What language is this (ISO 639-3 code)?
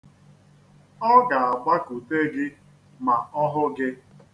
ibo